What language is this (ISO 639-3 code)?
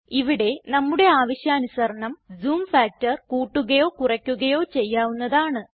mal